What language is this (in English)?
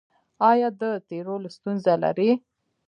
Pashto